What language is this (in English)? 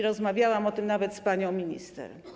Polish